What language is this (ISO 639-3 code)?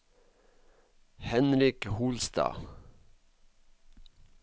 nor